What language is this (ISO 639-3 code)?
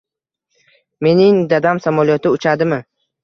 uzb